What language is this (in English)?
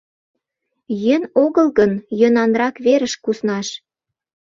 Mari